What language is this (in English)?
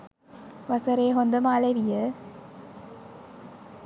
Sinhala